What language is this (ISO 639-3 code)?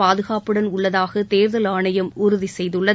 tam